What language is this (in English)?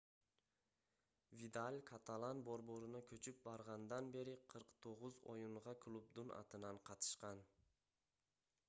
Kyrgyz